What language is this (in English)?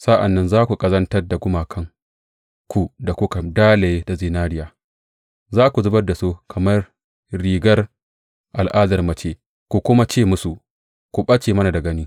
Hausa